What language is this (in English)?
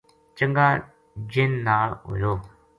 Gujari